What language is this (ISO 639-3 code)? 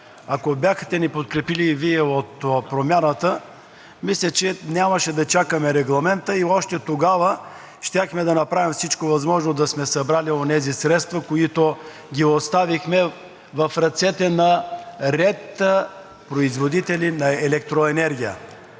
bul